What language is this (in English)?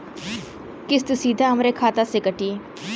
Bhojpuri